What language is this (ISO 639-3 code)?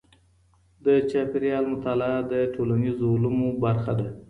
pus